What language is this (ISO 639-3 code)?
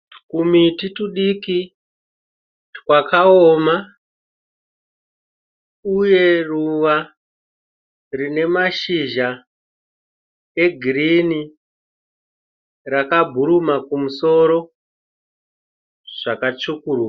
sna